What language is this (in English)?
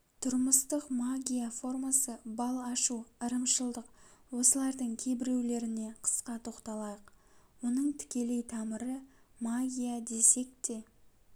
Kazakh